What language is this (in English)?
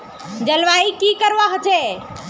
Magahi